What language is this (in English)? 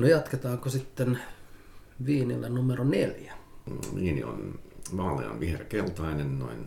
Finnish